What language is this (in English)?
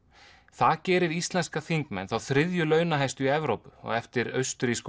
Icelandic